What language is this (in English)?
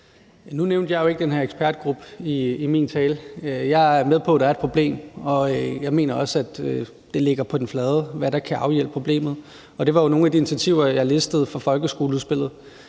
Danish